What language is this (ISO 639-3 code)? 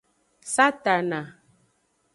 ajg